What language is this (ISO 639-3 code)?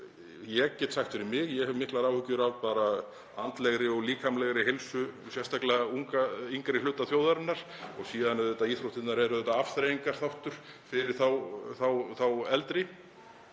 isl